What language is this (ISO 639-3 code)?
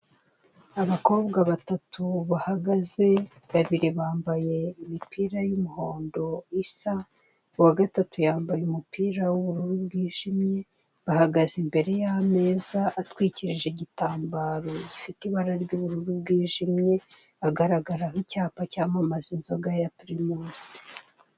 kin